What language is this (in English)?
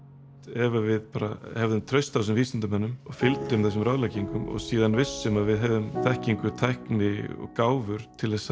Icelandic